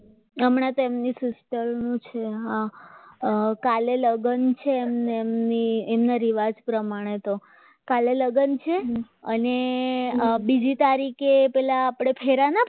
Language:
Gujarati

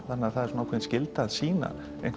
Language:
Icelandic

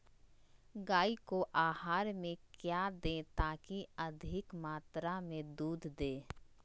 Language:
Magahi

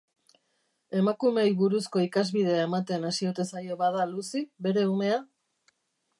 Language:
Basque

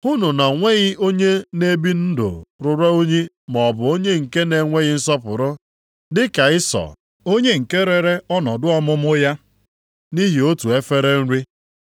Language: Igbo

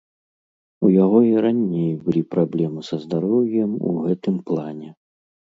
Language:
Belarusian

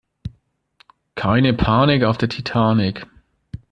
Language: German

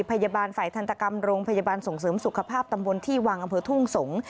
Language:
Thai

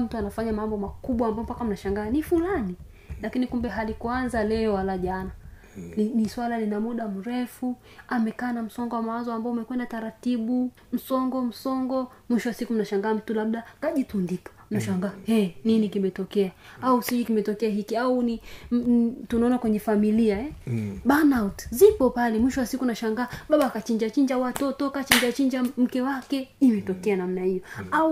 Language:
Swahili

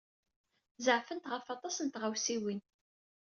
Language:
Kabyle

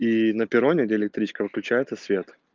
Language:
Russian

